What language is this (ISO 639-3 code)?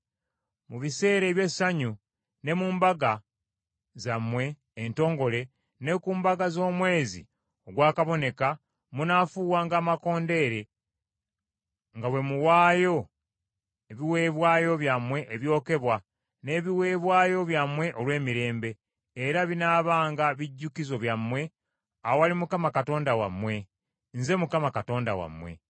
lug